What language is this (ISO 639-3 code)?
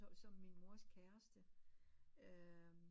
dan